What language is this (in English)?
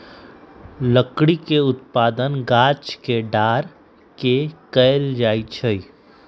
Magahi